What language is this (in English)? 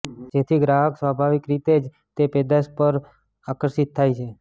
Gujarati